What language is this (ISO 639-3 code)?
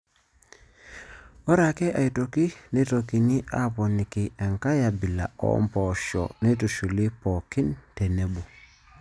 mas